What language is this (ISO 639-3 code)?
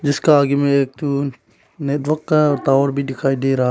hin